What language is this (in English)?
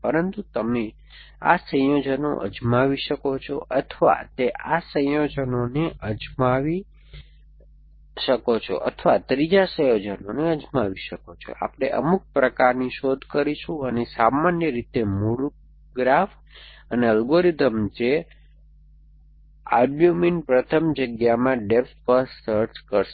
Gujarati